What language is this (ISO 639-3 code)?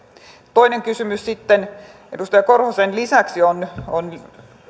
fin